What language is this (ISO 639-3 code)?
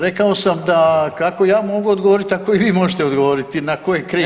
hrv